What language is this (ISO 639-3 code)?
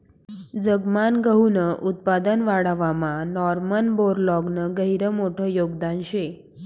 mar